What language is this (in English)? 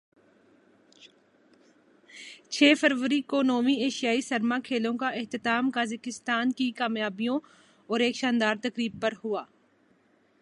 Urdu